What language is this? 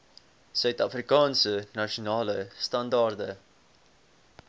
Afrikaans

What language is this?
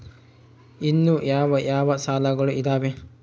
Kannada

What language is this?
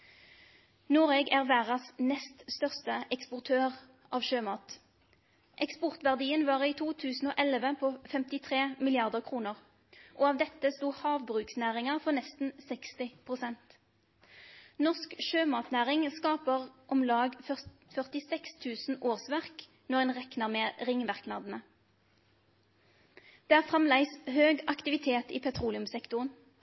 Norwegian Nynorsk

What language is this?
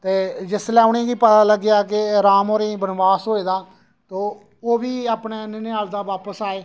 Dogri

